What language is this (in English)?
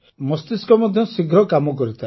Odia